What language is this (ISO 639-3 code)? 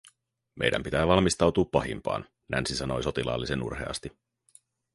fin